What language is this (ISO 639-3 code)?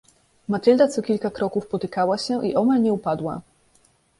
pol